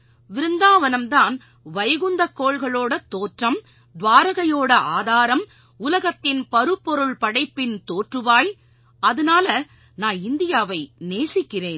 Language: Tamil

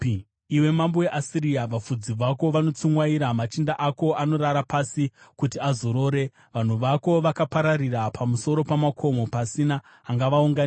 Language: Shona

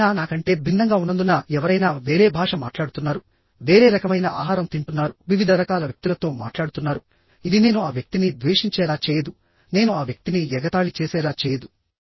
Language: Telugu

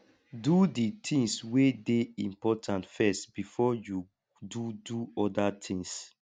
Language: Nigerian Pidgin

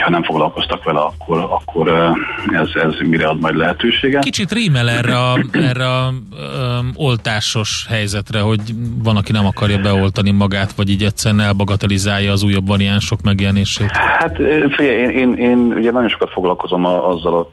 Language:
Hungarian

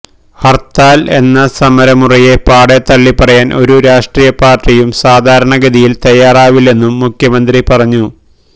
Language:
Malayalam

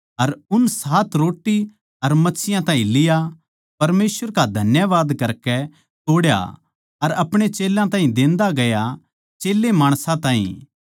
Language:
Haryanvi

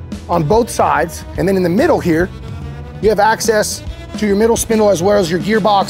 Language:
English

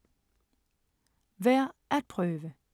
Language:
Danish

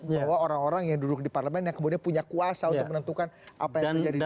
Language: Indonesian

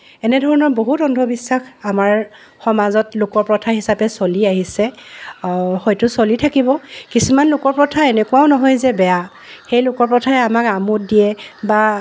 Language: Assamese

